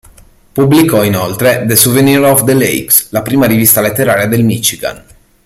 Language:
Italian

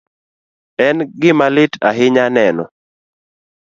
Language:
Luo (Kenya and Tanzania)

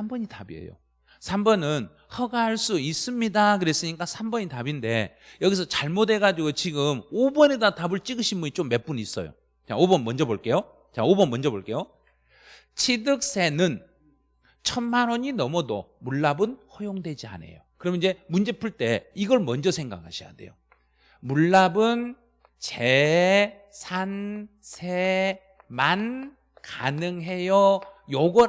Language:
Korean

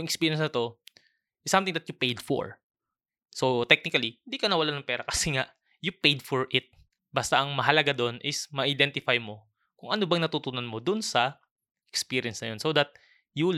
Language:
Filipino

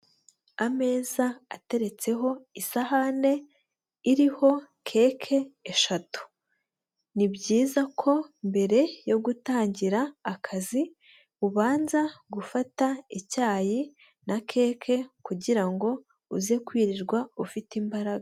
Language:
Kinyarwanda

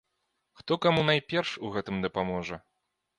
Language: Belarusian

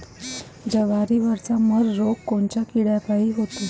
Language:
Marathi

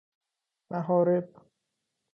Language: Persian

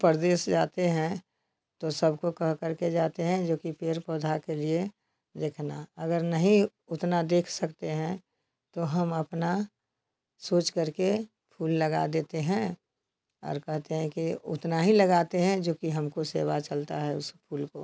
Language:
Hindi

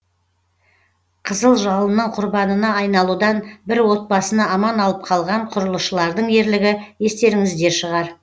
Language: Kazakh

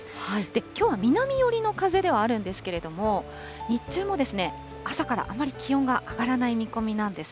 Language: Japanese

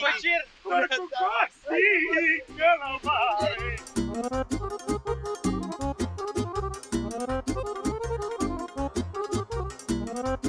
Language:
Romanian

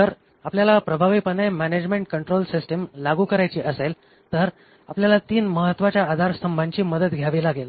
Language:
Marathi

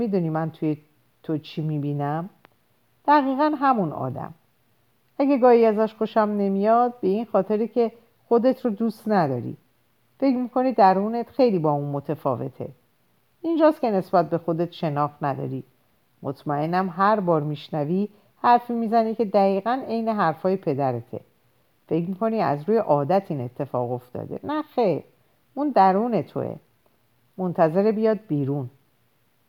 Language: Persian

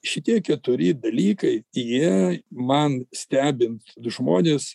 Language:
Lithuanian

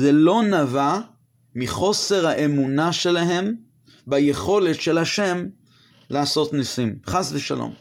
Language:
Hebrew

